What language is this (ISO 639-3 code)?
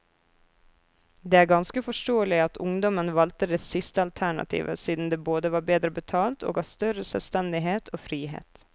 nor